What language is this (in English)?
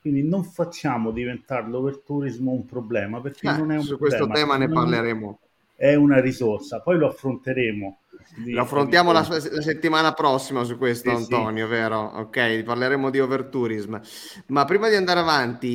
Italian